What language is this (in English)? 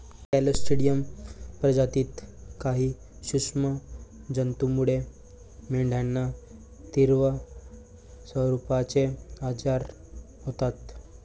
Marathi